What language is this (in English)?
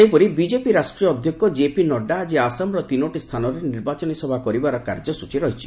Odia